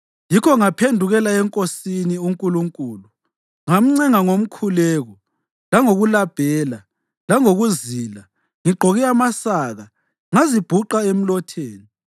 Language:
North Ndebele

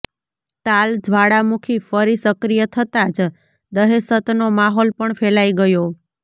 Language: Gujarati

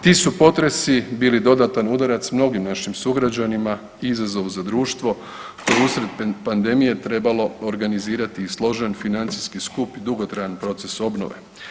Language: Croatian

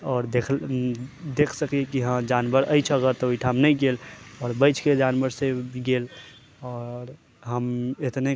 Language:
Maithili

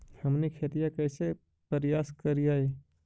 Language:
Magahi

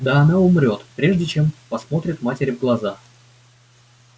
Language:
Russian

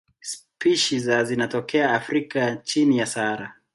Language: Swahili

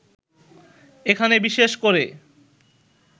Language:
Bangla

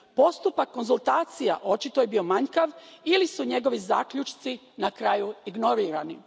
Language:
Croatian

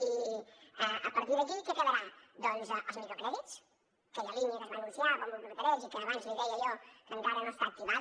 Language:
Catalan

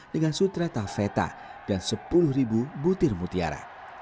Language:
Indonesian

